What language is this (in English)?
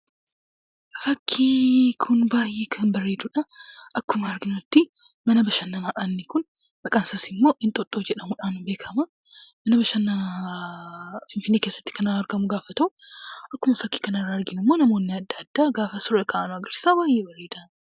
Oromo